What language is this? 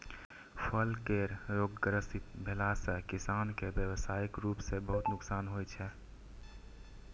Maithili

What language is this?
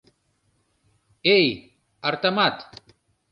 Mari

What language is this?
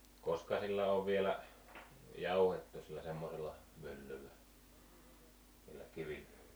Finnish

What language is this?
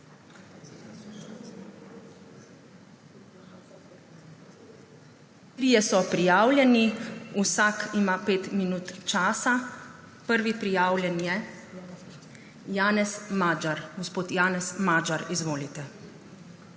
Slovenian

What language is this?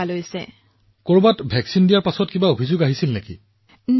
Assamese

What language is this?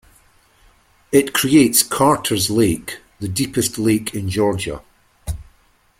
English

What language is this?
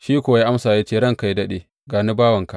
Hausa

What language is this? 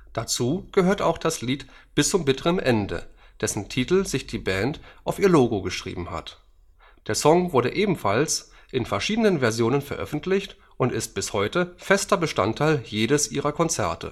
German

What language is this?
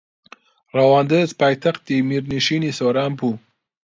Central Kurdish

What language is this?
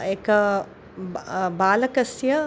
Sanskrit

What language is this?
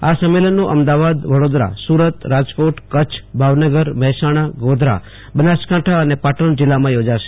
Gujarati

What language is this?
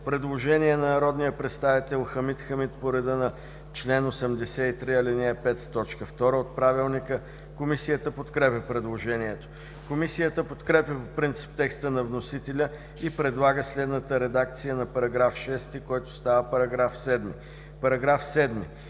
Bulgarian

